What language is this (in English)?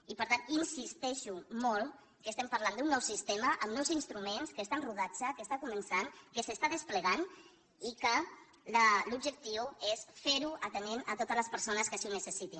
Catalan